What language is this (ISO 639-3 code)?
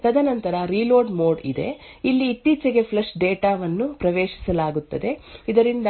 kan